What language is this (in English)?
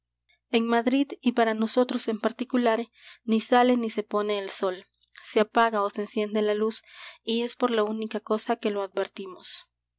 Spanish